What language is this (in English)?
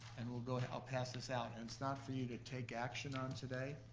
English